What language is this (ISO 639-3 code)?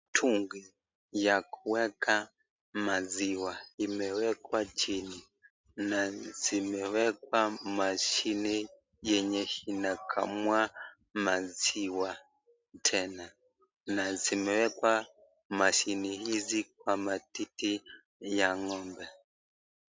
swa